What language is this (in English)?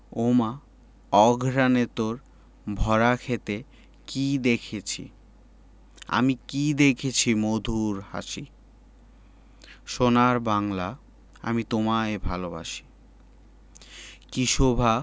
Bangla